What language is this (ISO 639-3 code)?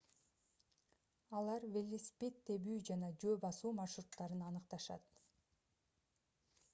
kir